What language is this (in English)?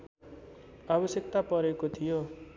Nepali